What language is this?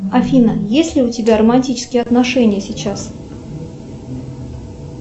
Russian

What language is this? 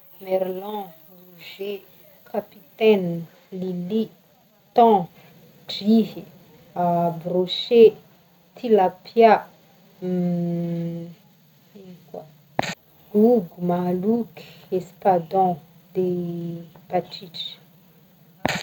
Northern Betsimisaraka Malagasy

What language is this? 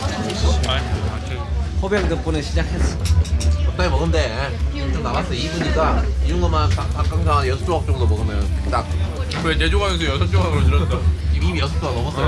Korean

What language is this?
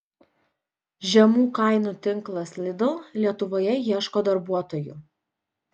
Lithuanian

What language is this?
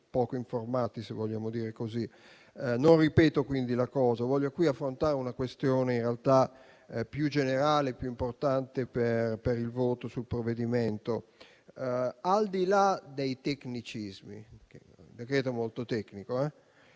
Italian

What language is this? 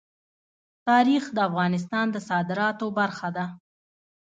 Pashto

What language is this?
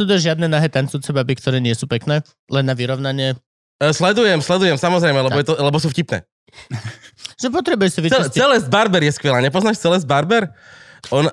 Slovak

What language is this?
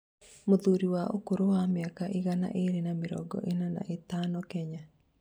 Kikuyu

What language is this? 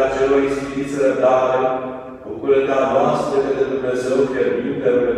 Romanian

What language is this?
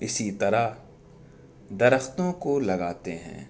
Urdu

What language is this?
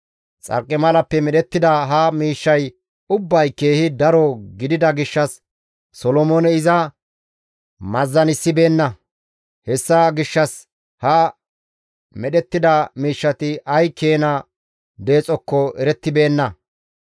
Gamo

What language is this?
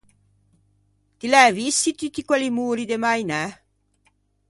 Ligurian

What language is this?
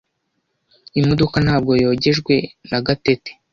Kinyarwanda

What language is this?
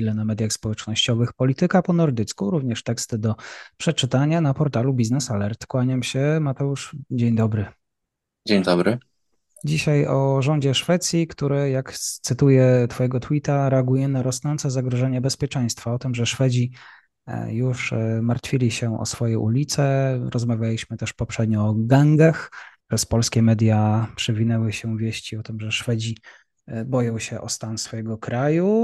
Polish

